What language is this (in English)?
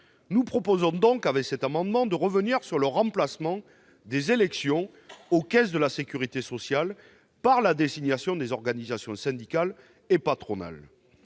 French